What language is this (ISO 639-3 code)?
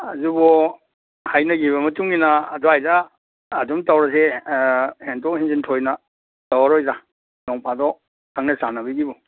mni